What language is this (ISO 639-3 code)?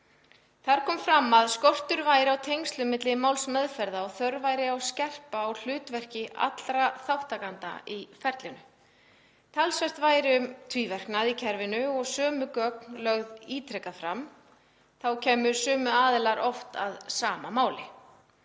isl